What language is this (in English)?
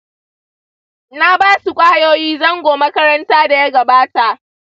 Hausa